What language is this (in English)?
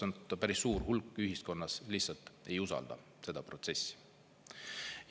Estonian